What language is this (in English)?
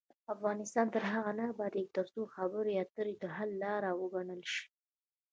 Pashto